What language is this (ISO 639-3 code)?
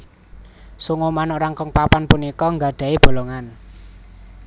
jav